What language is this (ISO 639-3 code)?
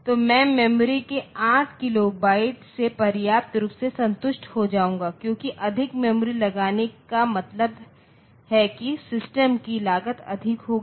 hin